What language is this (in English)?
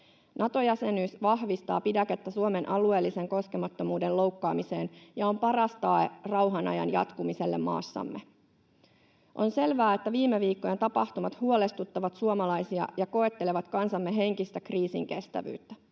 Finnish